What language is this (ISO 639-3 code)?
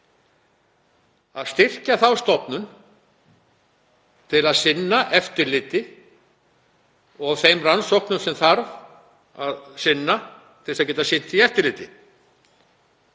isl